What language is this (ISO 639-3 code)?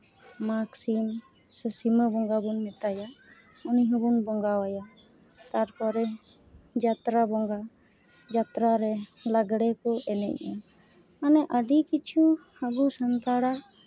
sat